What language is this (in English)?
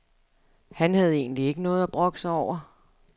Danish